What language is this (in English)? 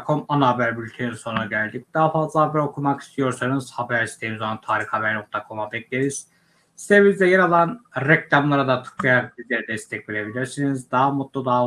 Turkish